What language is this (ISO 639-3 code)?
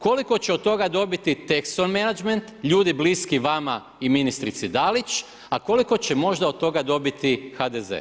hrv